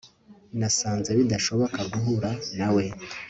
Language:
Kinyarwanda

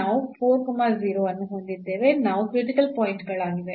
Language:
Kannada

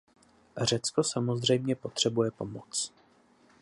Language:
Czech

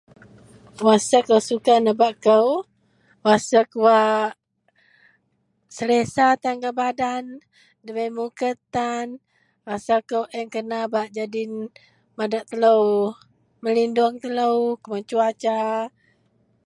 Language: Central Melanau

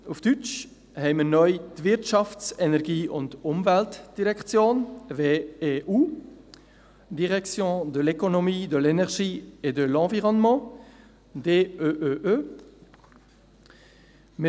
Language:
Swiss German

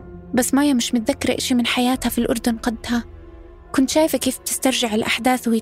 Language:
Arabic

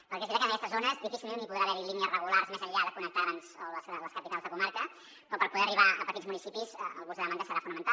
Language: Catalan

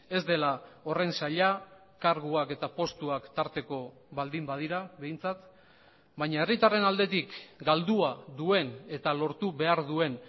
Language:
Basque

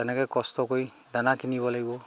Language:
Assamese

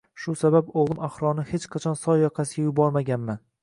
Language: Uzbek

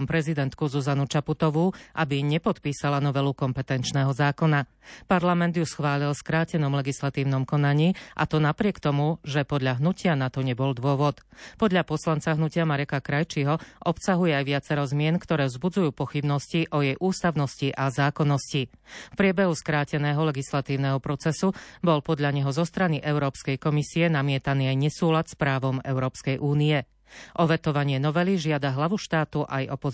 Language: Slovak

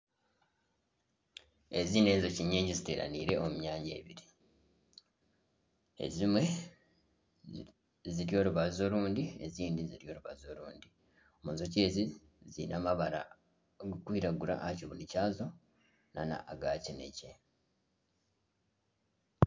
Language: Nyankole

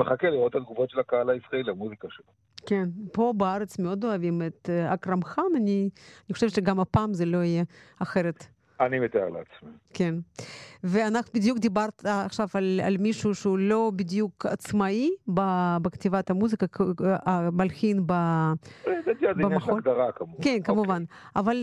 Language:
Hebrew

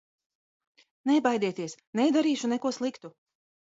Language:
Latvian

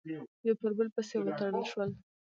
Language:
Pashto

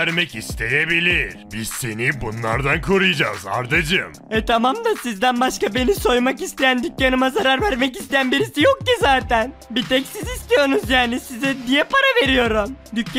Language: Turkish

